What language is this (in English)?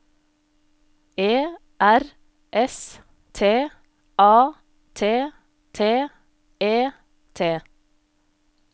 Norwegian